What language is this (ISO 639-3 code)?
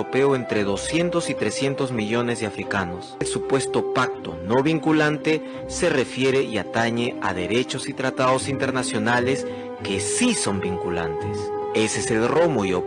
spa